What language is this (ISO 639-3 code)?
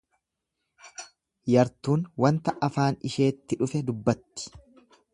orm